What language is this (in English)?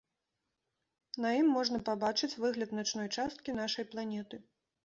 Belarusian